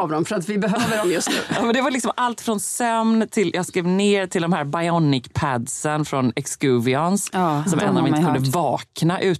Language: Swedish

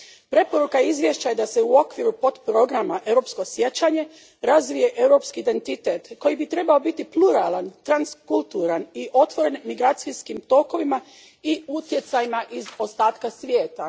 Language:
Croatian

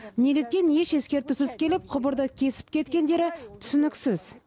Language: Kazakh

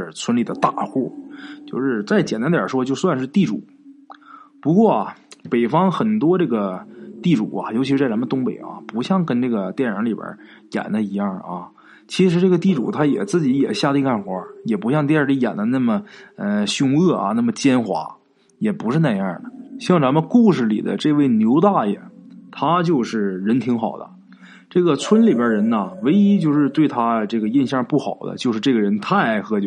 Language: Chinese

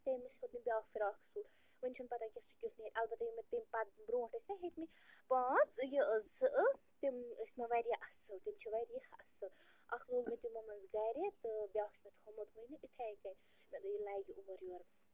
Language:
Kashmiri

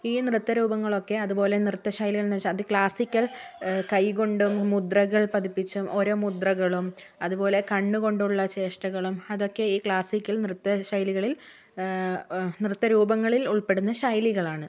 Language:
Malayalam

